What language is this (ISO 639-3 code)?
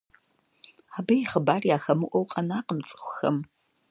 kbd